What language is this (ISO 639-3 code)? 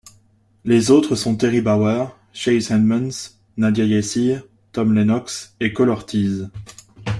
fra